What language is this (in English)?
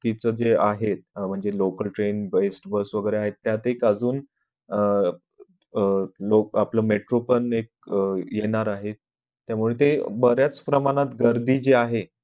Marathi